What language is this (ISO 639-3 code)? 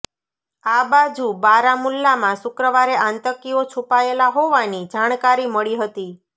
guj